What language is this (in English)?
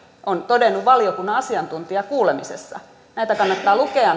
Finnish